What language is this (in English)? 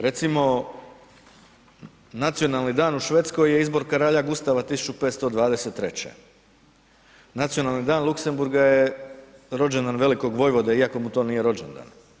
Croatian